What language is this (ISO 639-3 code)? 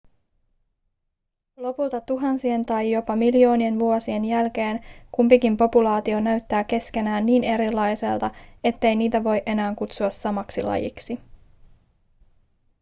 fin